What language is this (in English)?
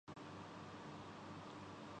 Urdu